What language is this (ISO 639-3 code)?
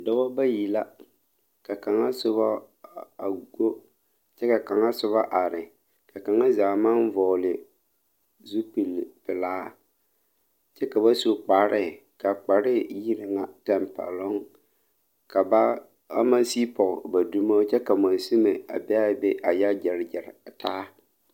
dga